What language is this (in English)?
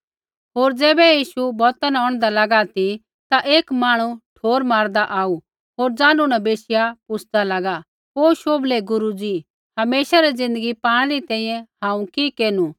Kullu Pahari